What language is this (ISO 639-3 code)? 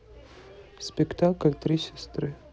rus